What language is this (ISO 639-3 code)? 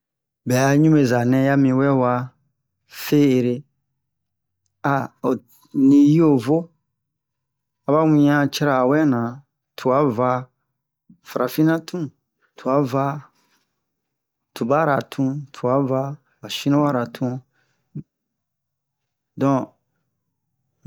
bmq